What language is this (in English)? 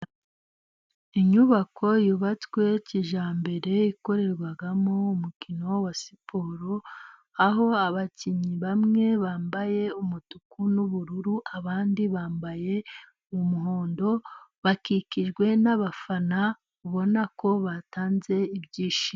Kinyarwanda